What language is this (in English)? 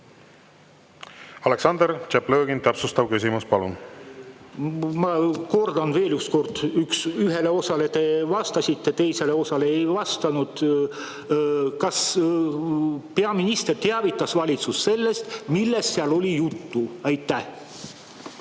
Estonian